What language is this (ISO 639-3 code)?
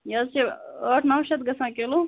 kas